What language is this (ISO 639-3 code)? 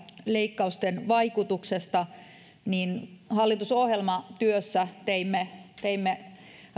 fin